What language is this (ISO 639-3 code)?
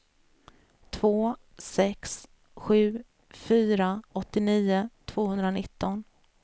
swe